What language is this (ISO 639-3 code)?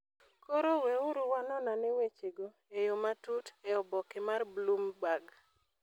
luo